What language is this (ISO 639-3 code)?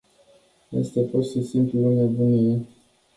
ron